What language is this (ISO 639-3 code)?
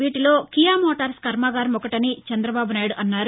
tel